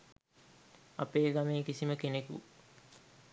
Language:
Sinhala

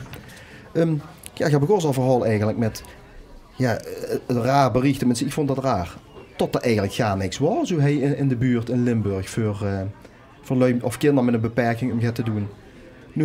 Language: Dutch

